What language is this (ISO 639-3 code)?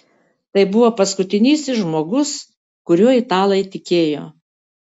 lit